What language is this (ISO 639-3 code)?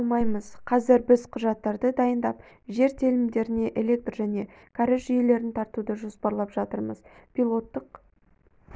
kaz